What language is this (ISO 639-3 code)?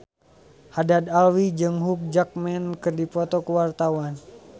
sun